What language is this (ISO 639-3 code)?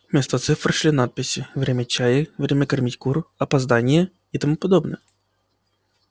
rus